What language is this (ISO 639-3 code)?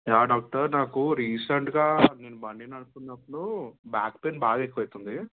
tel